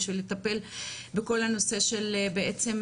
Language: Hebrew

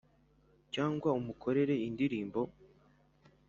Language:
Kinyarwanda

